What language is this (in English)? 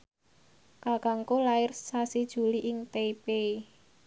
Javanese